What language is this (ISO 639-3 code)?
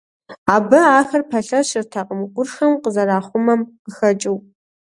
kbd